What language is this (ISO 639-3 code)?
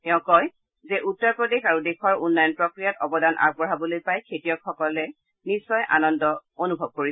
asm